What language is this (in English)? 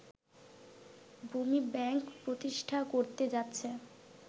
Bangla